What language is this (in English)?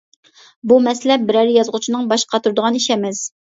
Uyghur